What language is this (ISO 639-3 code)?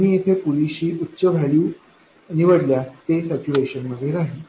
mar